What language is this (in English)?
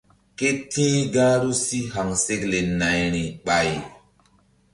Mbum